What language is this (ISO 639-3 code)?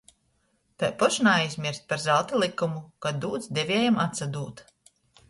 ltg